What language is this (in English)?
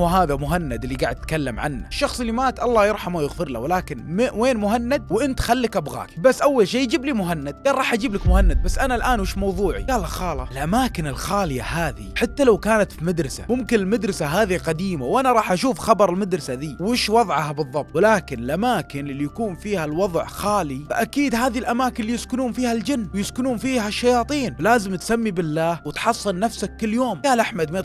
Arabic